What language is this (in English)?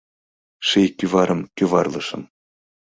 Mari